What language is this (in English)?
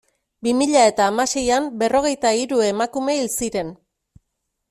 Basque